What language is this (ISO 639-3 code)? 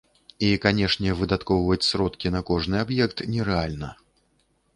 bel